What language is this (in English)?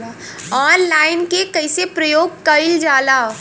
Bhojpuri